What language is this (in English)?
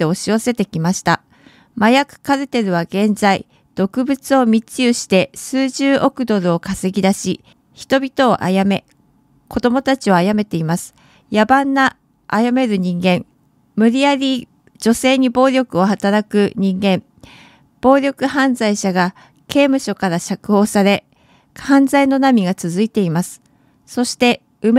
Japanese